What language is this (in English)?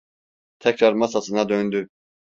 Turkish